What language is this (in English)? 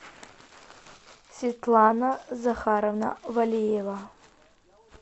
Russian